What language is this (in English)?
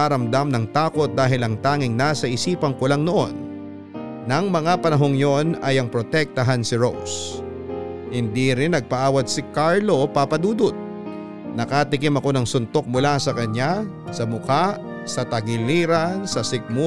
Filipino